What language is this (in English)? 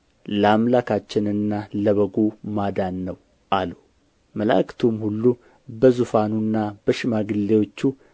Amharic